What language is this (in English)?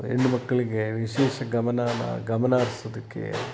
Kannada